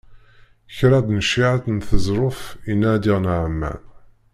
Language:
Kabyle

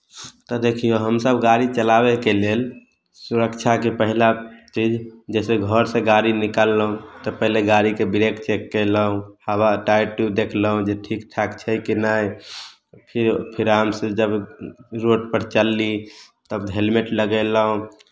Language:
Maithili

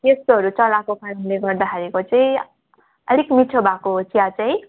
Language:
Nepali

